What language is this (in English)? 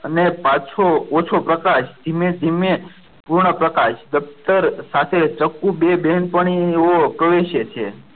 Gujarati